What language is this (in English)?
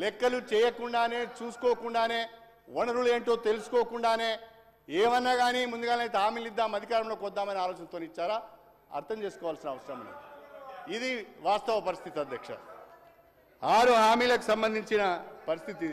Telugu